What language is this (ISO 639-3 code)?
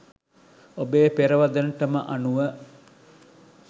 sin